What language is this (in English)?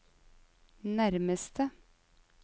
Norwegian